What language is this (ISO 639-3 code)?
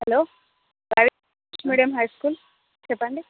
tel